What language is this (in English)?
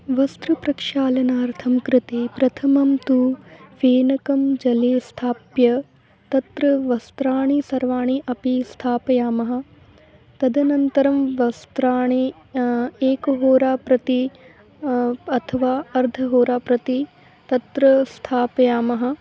Sanskrit